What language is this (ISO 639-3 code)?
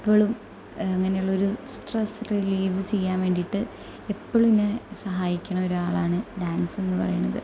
mal